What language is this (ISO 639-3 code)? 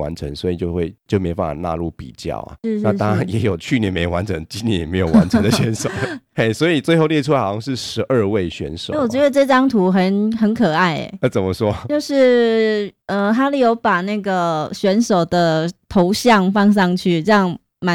zho